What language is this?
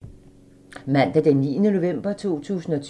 Danish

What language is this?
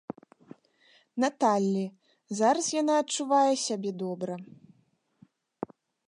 Belarusian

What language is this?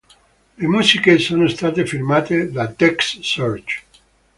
Italian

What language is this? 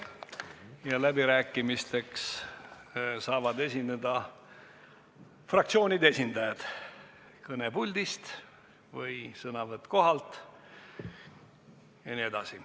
Estonian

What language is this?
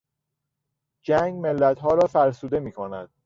Persian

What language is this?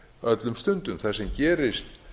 Icelandic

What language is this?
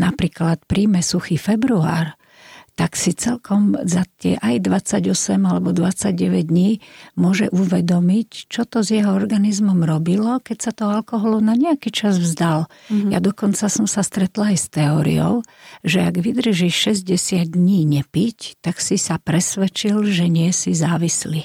Slovak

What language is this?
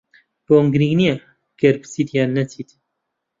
Central Kurdish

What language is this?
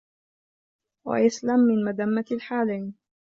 Arabic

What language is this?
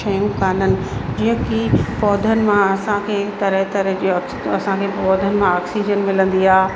Sindhi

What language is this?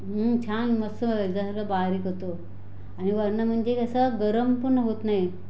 Marathi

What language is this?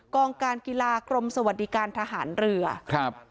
Thai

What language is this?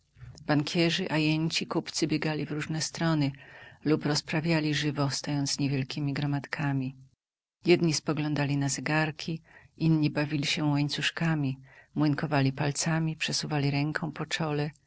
Polish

